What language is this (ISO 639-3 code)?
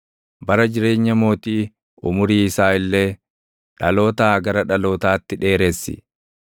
orm